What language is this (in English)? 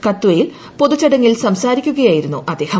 Malayalam